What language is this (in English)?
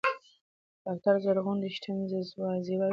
Pashto